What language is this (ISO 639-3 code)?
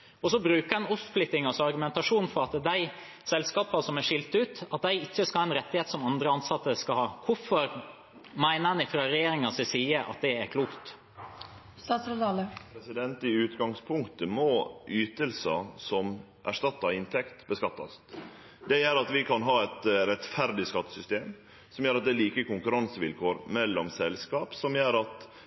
nor